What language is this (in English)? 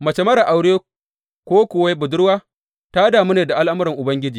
Hausa